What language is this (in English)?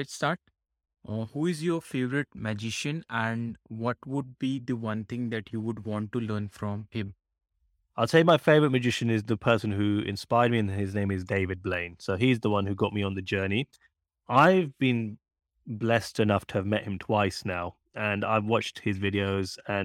English